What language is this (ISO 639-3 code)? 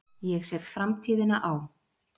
isl